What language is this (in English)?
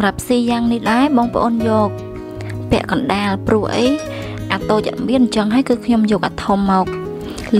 Vietnamese